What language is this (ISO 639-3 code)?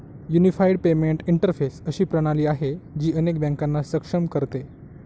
mar